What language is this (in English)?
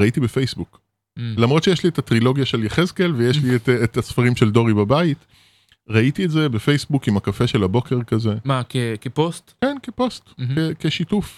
Hebrew